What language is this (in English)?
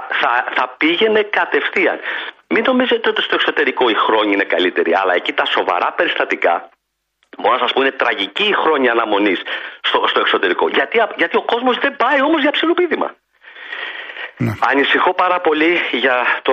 Greek